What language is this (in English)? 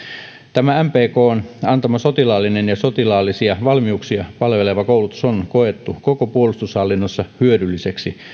Finnish